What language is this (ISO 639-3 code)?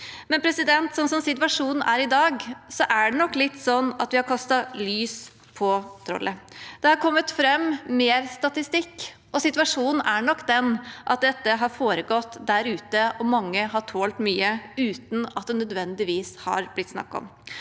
nor